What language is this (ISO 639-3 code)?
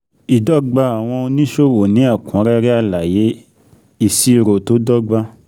yor